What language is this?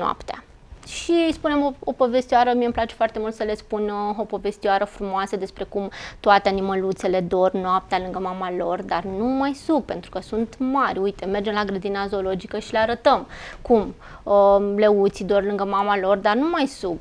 Romanian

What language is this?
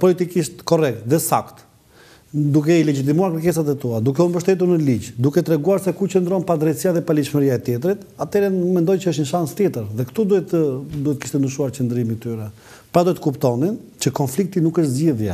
Romanian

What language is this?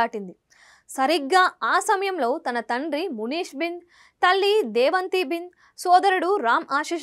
Telugu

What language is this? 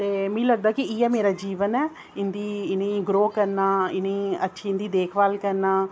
Dogri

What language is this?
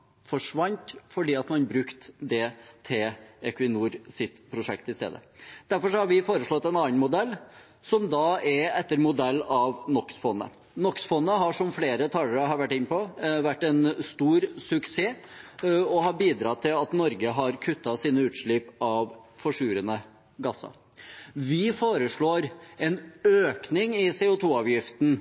Norwegian Bokmål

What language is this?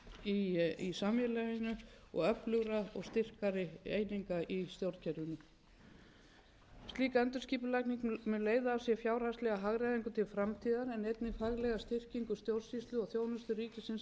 Icelandic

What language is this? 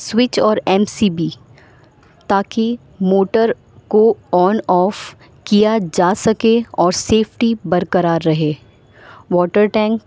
Urdu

